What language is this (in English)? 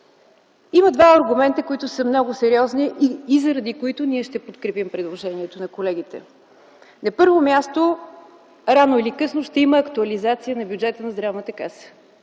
Bulgarian